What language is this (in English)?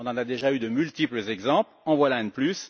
French